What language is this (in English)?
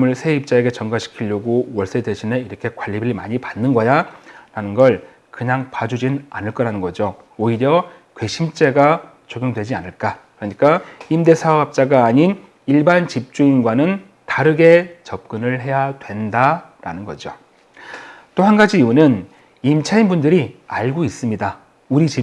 Korean